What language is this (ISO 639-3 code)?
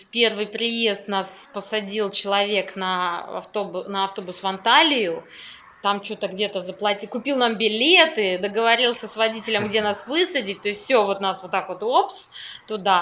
rus